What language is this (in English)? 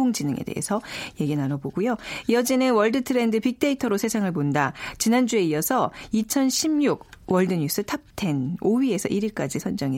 Korean